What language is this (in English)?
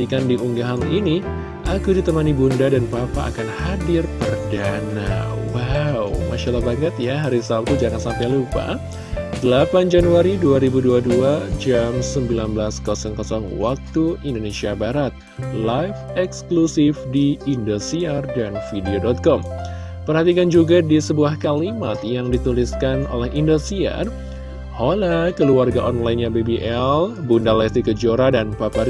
Indonesian